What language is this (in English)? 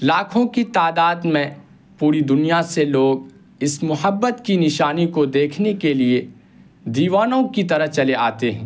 Urdu